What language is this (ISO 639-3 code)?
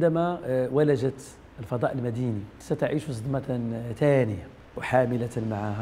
ara